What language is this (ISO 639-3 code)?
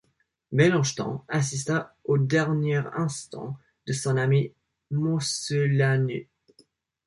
fra